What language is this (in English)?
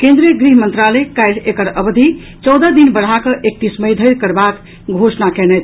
Maithili